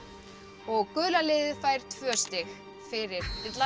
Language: Icelandic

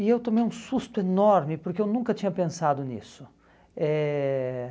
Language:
Portuguese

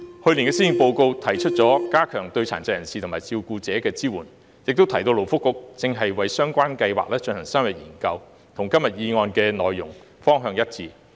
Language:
Cantonese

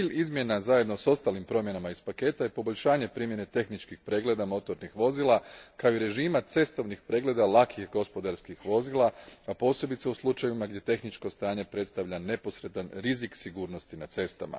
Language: Croatian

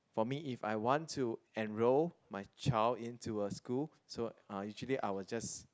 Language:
English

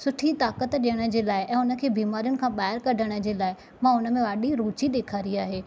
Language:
Sindhi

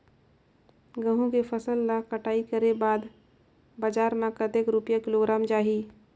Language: Chhattisgarhi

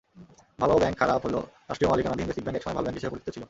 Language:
Bangla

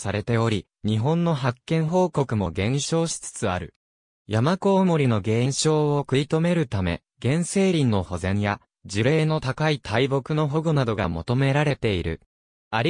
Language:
Japanese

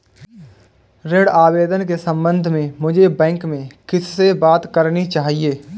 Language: Hindi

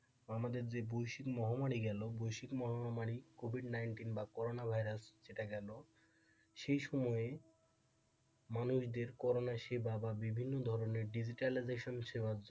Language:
Bangla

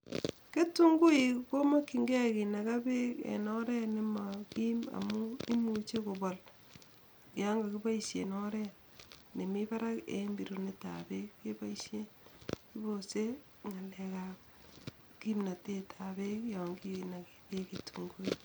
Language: Kalenjin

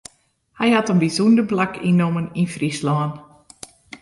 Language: Western Frisian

